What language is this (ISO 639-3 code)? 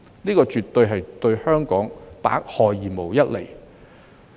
yue